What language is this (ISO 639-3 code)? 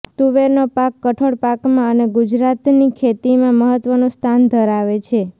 guj